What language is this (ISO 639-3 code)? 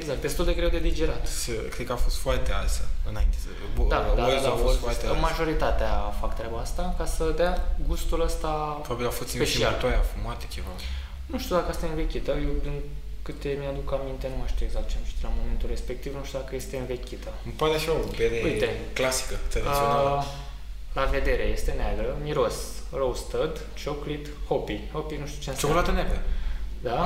ron